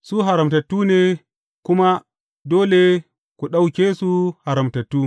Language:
Hausa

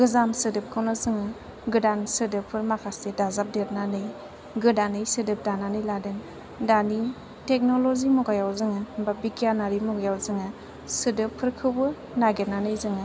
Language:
Bodo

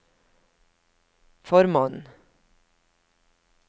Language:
Norwegian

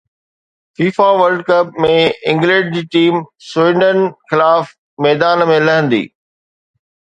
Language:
Sindhi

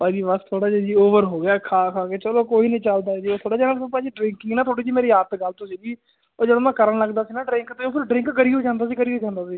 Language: Punjabi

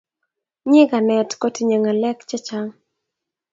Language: Kalenjin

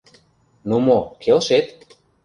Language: Mari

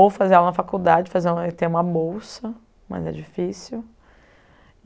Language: Portuguese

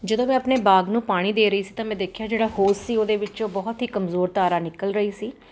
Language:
Punjabi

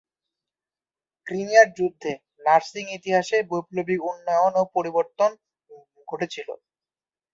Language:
Bangla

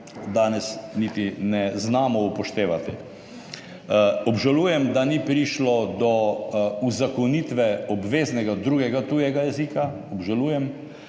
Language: Slovenian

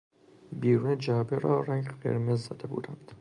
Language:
Persian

